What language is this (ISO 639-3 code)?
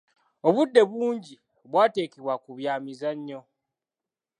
lug